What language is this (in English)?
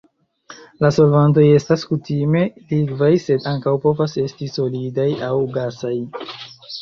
Esperanto